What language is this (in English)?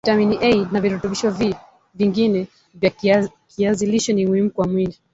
Swahili